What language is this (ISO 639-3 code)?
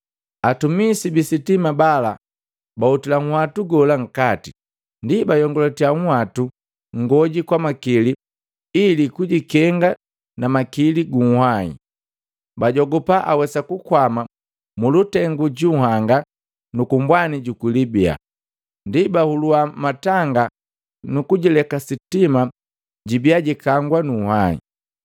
mgv